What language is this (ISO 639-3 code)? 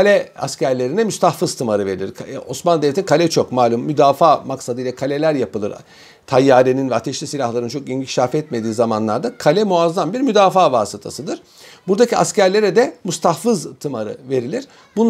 tur